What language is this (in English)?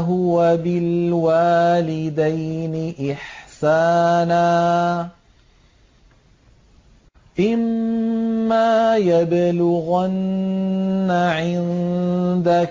Arabic